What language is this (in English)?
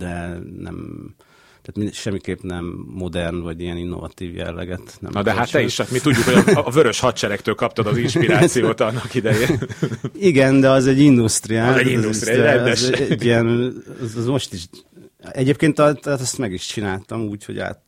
Hungarian